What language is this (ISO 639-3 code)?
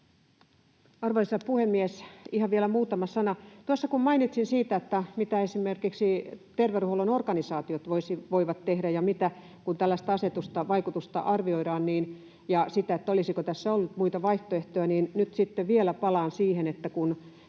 fin